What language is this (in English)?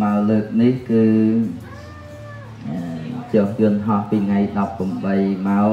Vietnamese